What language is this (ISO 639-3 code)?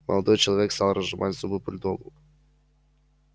rus